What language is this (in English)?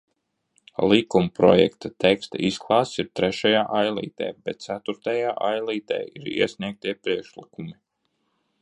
Latvian